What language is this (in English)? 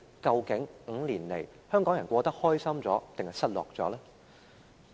Cantonese